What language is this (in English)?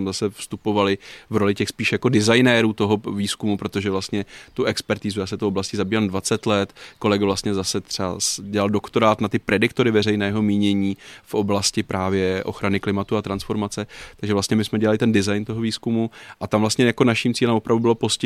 Czech